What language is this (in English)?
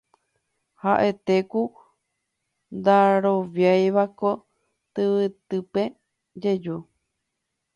Guarani